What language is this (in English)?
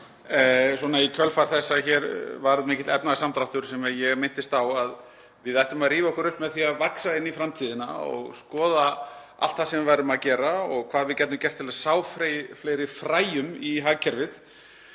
Icelandic